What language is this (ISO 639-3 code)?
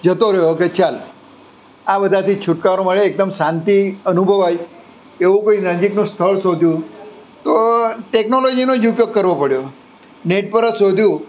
guj